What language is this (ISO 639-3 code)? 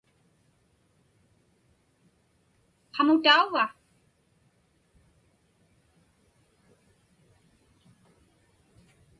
ipk